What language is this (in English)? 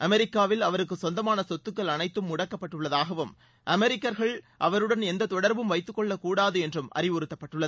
Tamil